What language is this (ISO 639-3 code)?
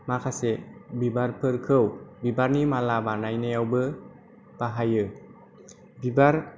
brx